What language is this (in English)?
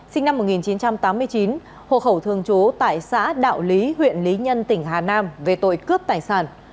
Vietnamese